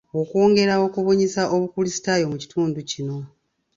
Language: Ganda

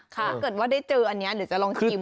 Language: Thai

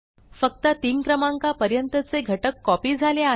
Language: Marathi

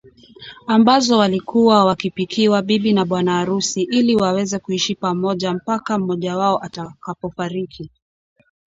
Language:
Swahili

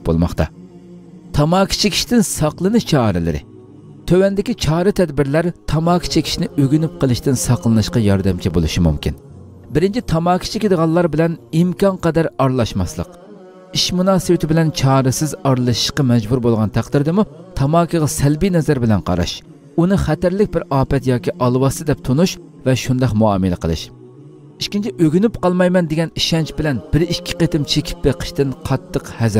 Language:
Turkish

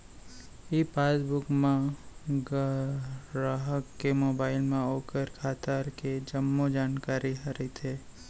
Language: Chhattisgarhi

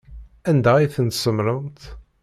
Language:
Kabyle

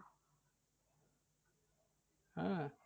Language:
Bangla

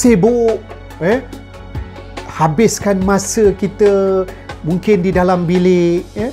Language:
Malay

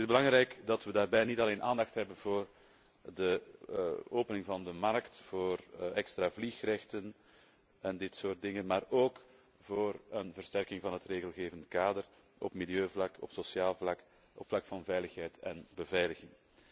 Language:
Dutch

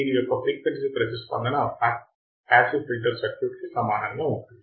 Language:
Telugu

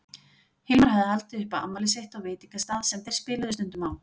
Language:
Icelandic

